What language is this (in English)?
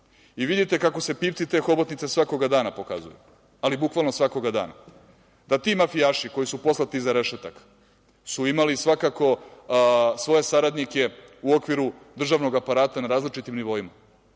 Serbian